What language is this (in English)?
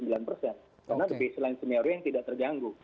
Indonesian